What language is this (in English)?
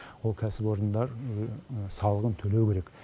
Kazakh